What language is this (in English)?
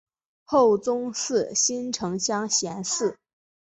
Chinese